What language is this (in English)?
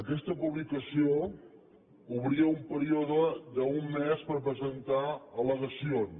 Catalan